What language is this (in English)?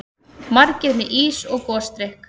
Icelandic